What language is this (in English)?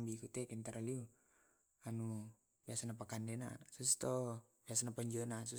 Tae'